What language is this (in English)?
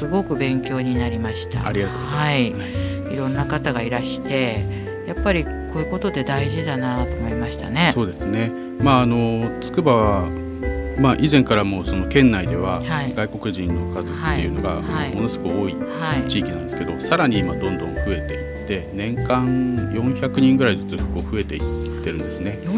Japanese